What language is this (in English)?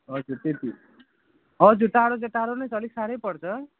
Nepali